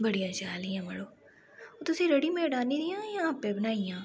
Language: Dogri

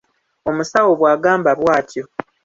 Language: Ganda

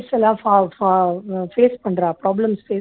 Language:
Tamil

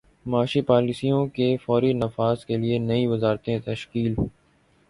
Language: Urdu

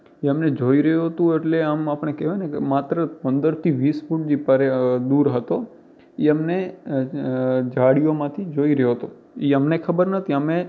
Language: Gujarati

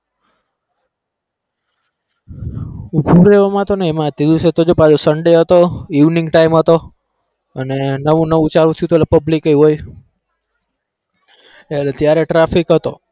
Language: Gujarati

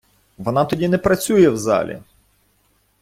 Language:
Ukrainian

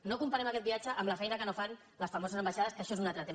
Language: Catalan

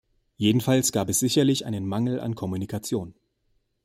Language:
German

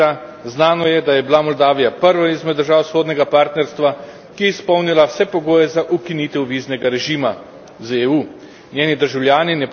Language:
Slovenian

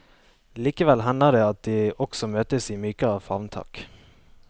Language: Norwegian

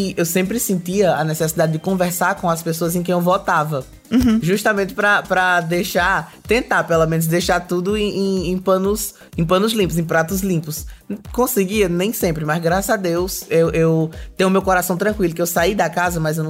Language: Portuguese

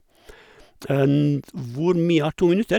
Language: Norwegian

